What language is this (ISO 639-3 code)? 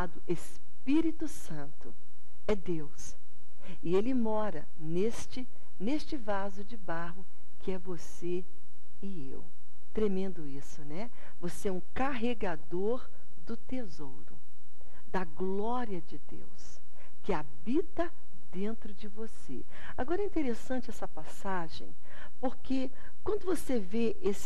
por